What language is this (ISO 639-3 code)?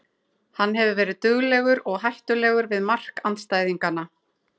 isl